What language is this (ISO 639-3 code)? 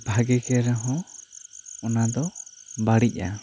sat